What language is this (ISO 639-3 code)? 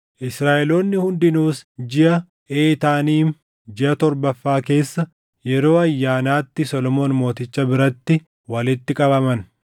orm